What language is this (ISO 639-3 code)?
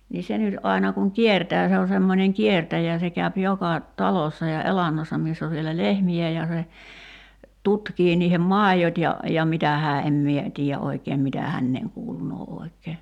fin